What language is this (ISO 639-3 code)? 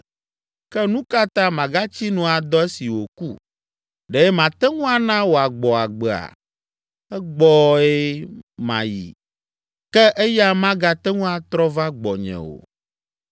ewe